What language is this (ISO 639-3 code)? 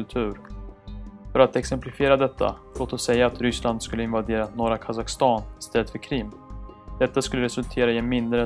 swe